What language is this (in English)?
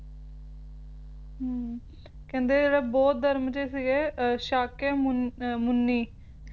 Punjabi